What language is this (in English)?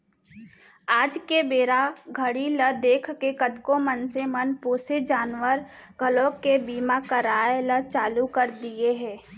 Chhattisgarhi